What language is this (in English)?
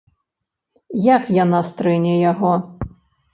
Belarusian